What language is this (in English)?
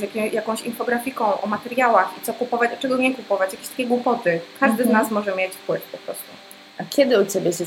Polish